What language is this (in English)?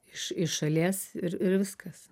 Lithuanian